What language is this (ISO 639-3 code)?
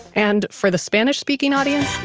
eng